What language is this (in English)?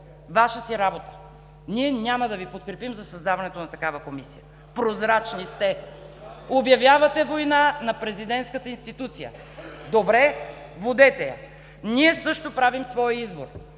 Bulgarian